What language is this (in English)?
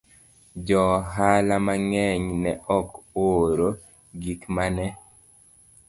Luo (Kenya and Tanzania)